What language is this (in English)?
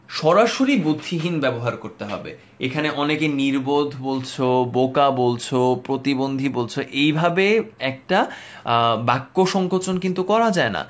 Bangla